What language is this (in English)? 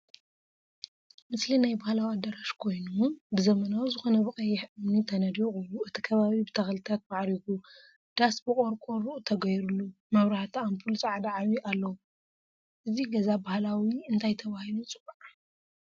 Tigrinya